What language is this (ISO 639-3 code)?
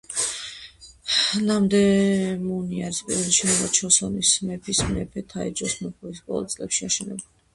kat